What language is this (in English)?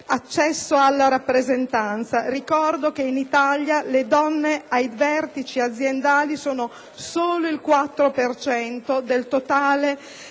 Italian